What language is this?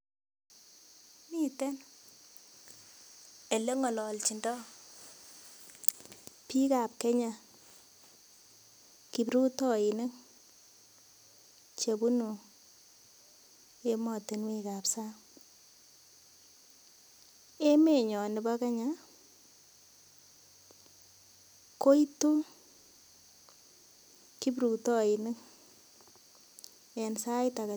Kalenjin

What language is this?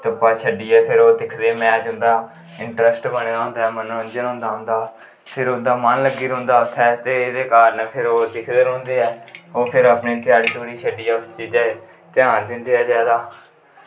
Dogri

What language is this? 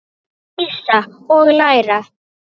Icelandic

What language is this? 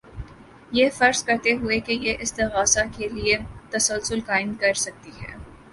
Urdu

